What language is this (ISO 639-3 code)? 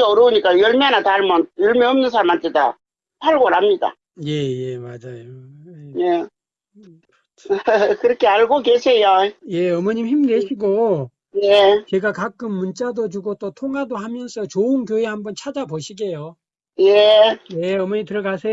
kor